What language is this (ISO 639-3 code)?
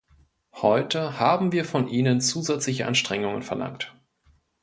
deu